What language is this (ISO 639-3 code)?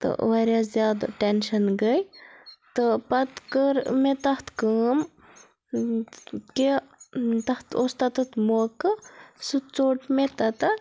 kas